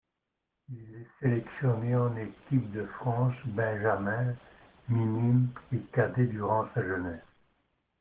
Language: French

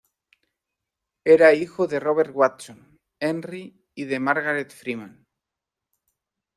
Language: Spanish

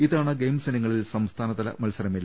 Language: Malayalam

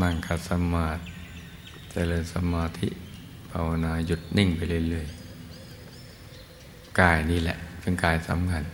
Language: Thai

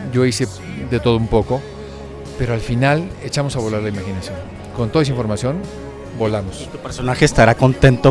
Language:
Spanish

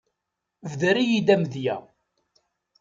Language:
Kabyle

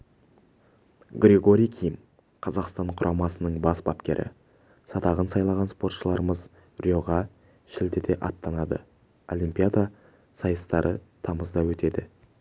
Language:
Kazakh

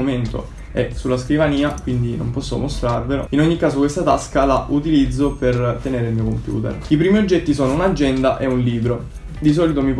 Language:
Italian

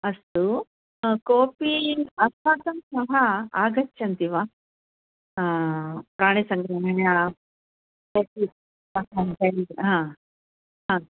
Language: Sanskrit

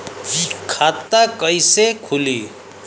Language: Bhojpuri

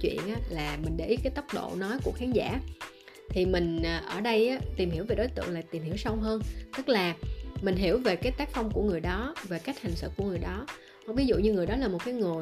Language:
Vietnamese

